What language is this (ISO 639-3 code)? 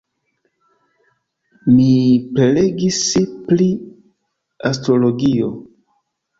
epo